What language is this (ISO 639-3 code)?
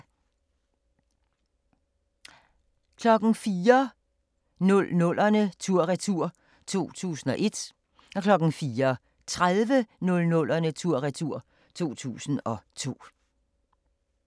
dan